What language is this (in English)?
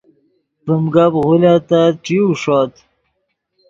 Yidgha